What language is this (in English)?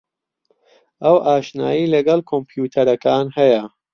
Central Kurdish